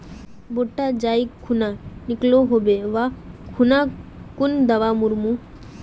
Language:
Magahi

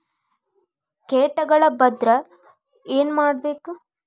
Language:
Kannada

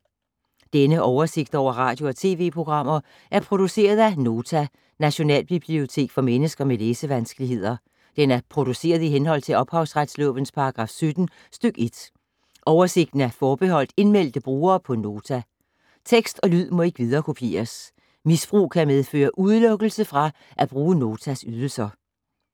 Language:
Danish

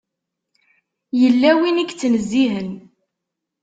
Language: Kabyle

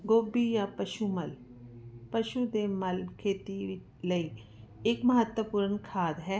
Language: Punjabi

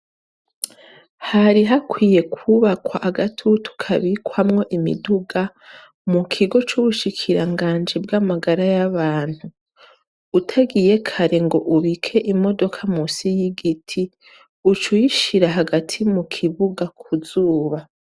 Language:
Rundi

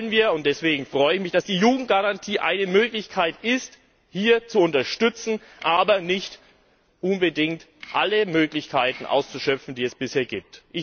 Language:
German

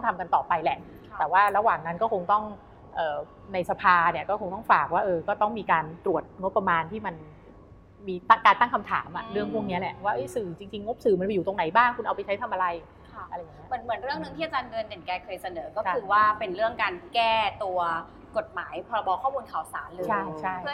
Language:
Thai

